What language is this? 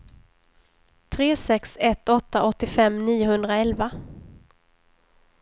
Swedish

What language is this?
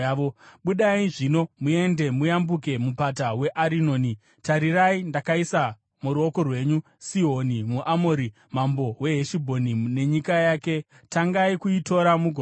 Shona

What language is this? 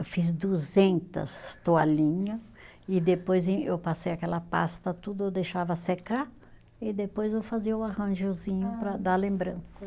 Portuguese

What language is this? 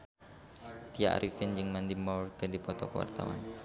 Sundanese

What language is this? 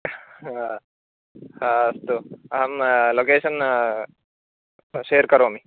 Sanskrit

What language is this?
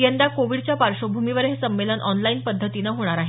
Marathi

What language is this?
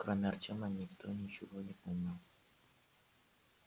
Russian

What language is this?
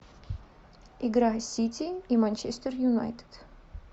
Russian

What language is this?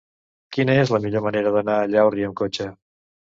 Catalan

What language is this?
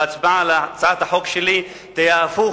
Hebrew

